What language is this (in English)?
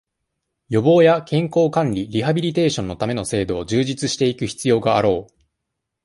Japanese